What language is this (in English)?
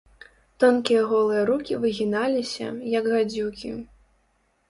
Belarusian